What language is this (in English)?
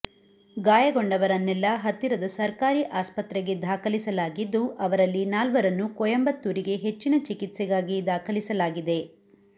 Kannada